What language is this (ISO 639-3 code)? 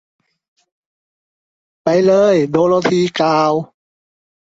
tha